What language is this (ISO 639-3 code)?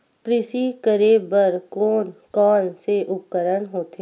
hne